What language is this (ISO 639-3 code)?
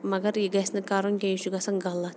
kas